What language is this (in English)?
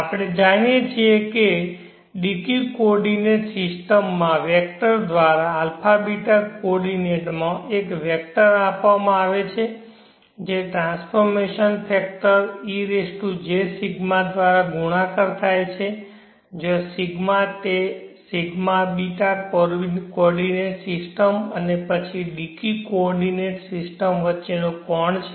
Gujarati